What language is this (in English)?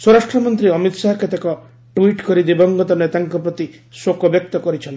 Odia